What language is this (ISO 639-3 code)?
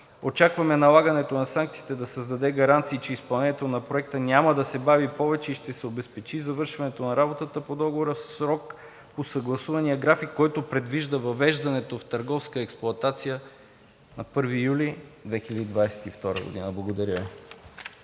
bul